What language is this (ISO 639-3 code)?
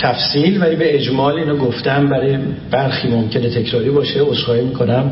fas